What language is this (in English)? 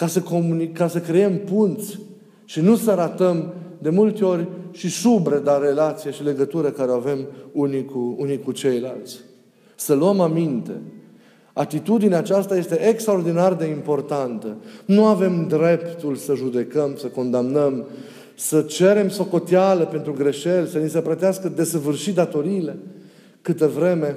Romanian